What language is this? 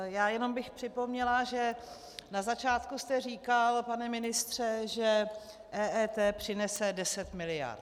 Czech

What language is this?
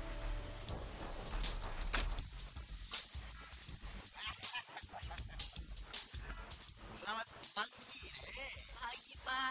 Indonesian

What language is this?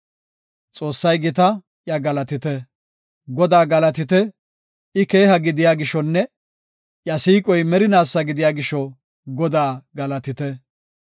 Gofa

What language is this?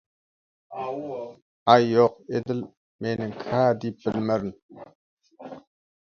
Turkmen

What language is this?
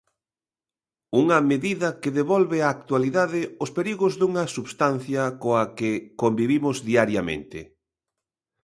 Galician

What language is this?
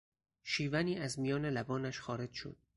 Persian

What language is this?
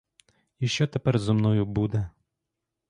Ukrainian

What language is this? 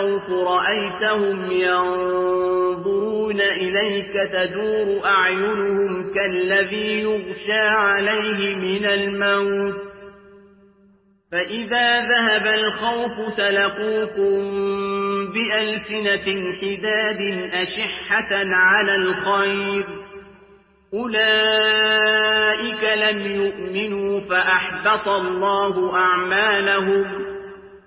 Arabic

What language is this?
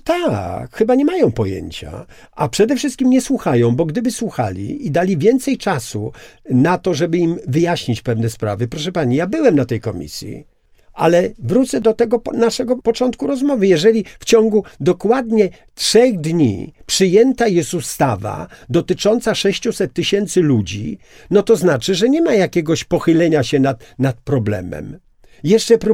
Polish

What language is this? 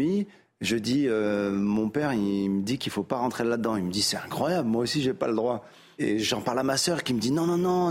French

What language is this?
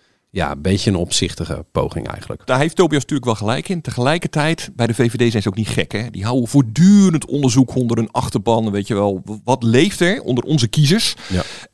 Dutch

